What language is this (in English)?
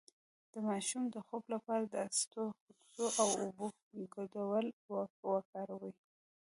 Pashto